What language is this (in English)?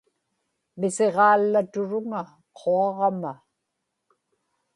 Inupiaq